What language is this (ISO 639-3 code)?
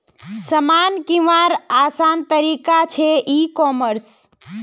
mag